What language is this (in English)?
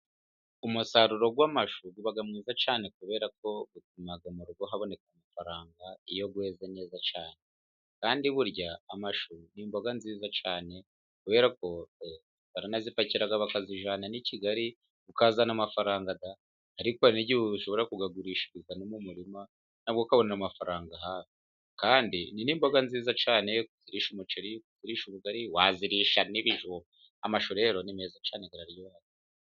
Kinyarwanda